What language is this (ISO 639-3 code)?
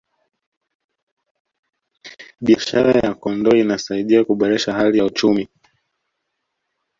swa